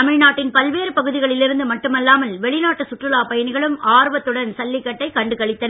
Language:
Tamil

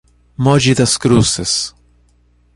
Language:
Portuguese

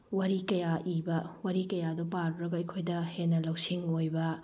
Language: Manipuri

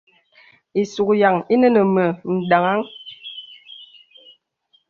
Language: Bebele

